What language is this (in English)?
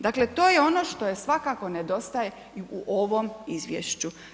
Croatian